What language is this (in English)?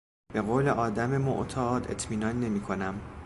Persian